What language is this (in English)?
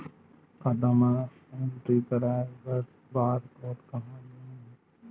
Chhattisgarhi